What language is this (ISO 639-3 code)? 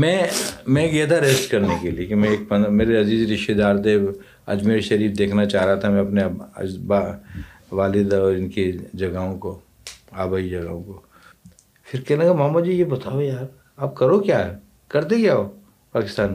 urd